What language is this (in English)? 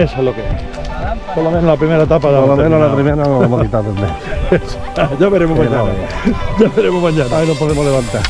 Spanish